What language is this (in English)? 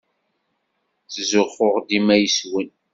Kabyle